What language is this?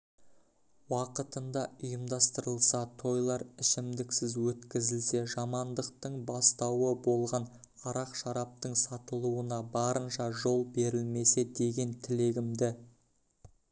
Kazakh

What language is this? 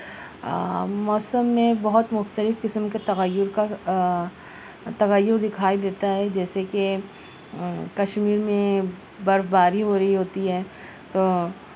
Urdu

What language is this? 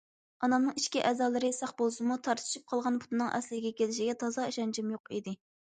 Uyghur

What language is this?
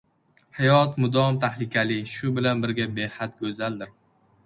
Uzbek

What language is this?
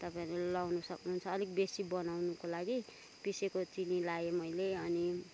Nepali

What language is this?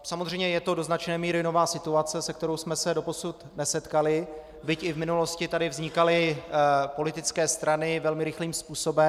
Czech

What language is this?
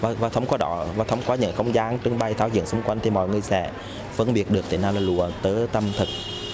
Vietnamese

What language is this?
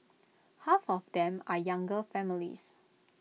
English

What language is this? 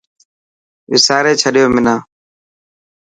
Dhatki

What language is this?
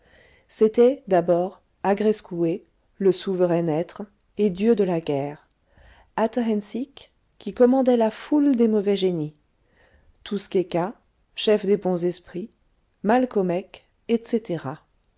French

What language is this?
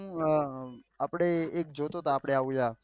Gujarati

